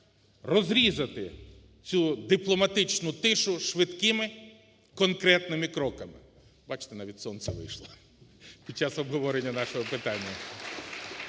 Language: Ukrainian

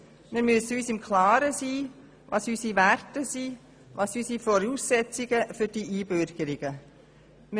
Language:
Swiss German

